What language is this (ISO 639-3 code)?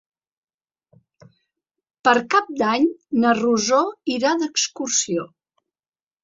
cat